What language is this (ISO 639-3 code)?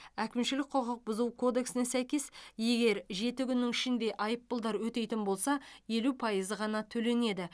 kaz